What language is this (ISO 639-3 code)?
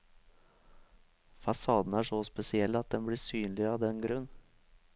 nor